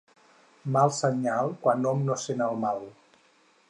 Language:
Catalan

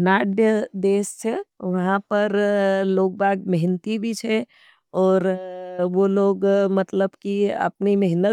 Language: Nimadi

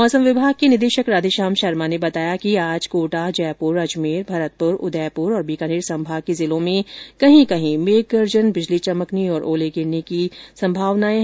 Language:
Hindi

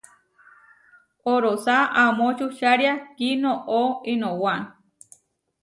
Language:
Huarijio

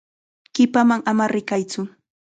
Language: Chiquián Ancash Quechua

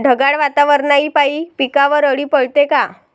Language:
Marathi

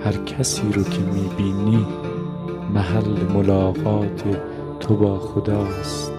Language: Persian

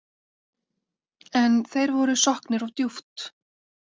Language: Icelandic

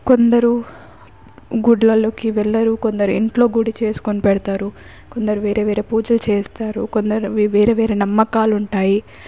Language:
Telugu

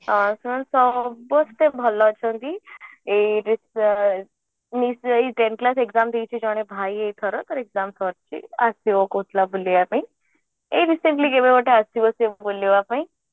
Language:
Odia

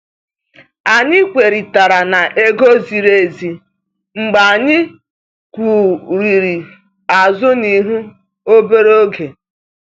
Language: Igbo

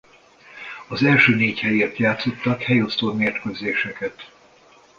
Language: Hungarian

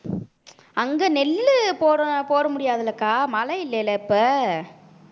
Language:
Tamil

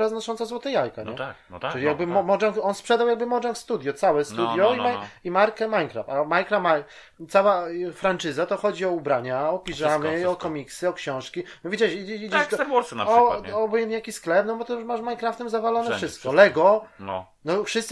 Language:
Polish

